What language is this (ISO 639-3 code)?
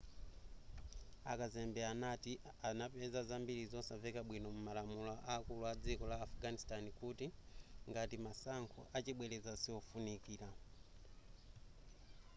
nya